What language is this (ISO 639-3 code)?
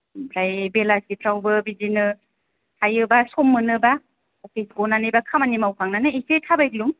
brx